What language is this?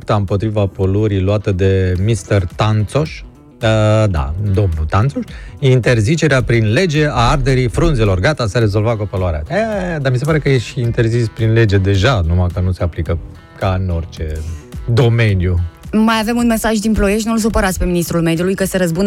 Romanian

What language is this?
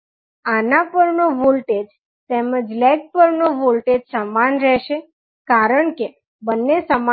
Gujarati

